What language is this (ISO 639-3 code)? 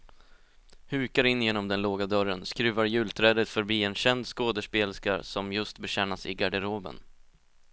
swe